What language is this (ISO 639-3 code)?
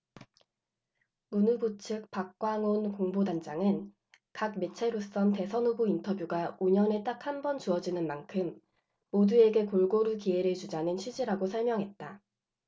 kor